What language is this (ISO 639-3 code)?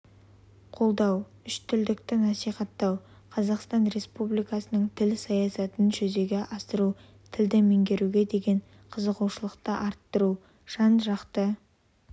kaz